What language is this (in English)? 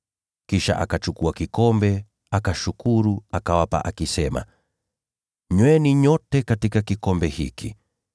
Swahili